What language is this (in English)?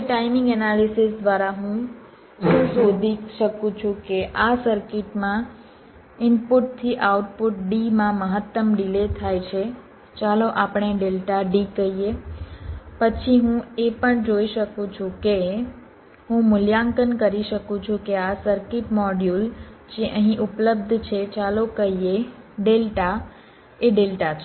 Gujarati